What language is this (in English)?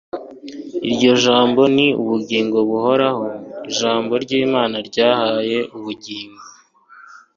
Kinyarwanda